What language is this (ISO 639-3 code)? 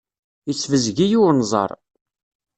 kab